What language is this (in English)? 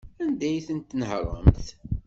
Kabyle